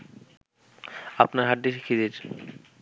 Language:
Bangla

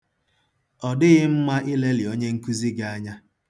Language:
Igbo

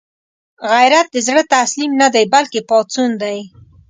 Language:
Pashto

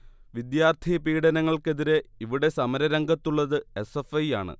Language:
Malayalam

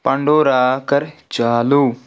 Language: Kashmiri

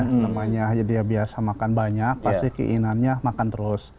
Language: Indonesian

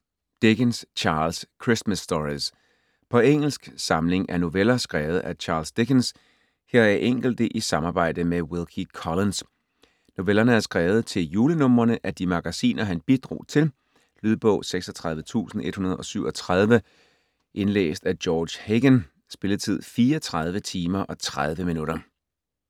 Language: Danish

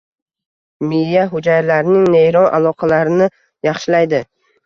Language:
Uzbek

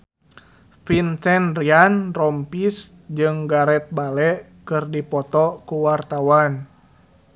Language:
Sundanese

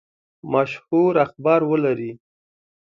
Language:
Pashto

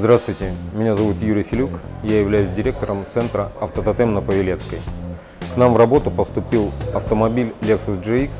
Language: Russian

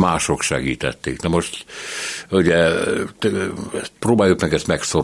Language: Hungarian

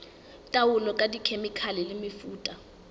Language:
Southern Sotho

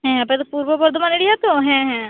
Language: Santali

